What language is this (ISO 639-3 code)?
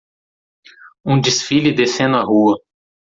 por